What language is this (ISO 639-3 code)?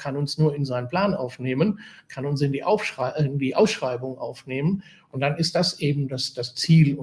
deu